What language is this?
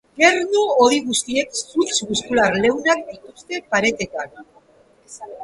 Basque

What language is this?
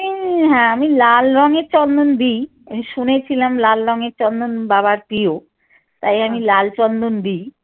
Bangla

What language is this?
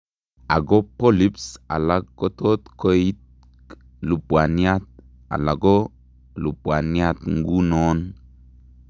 Kalenjin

